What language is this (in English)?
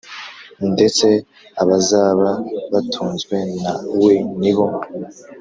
Kinyarwanda